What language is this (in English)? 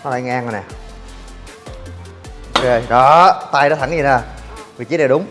Vietnamese